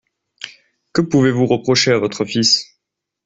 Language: French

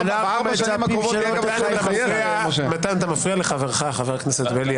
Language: Hebrew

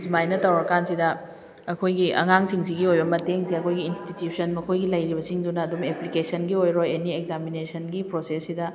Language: Manipuri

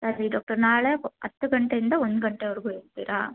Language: Kannada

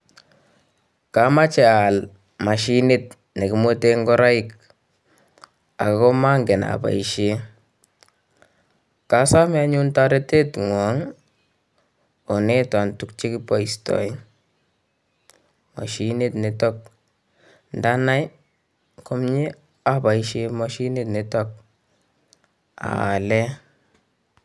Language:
Kalenjin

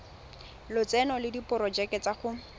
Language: Tswana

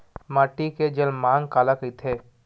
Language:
Chhattisgarhi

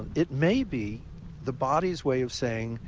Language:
English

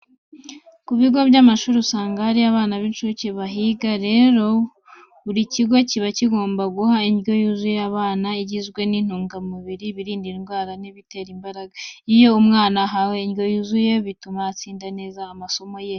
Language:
Kinyarwanda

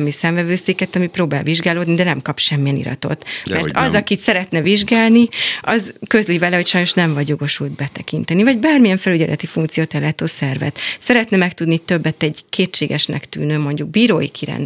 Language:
Hungarian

